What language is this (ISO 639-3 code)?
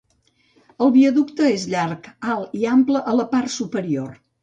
cat